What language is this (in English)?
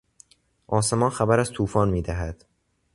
Persian